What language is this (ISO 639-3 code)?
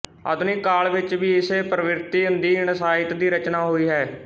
pan